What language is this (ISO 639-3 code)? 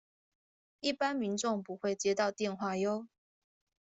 zho